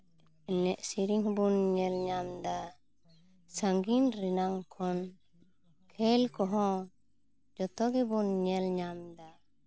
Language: Santali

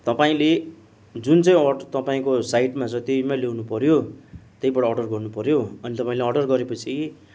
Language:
Nepali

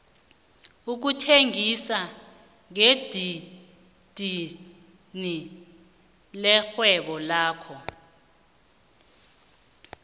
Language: South Ndebele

